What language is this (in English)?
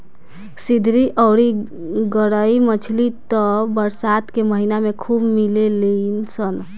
Bhojpuri